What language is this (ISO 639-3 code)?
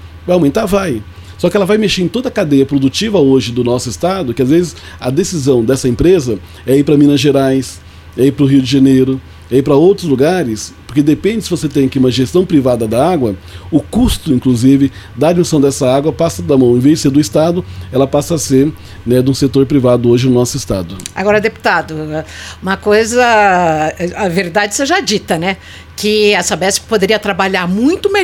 por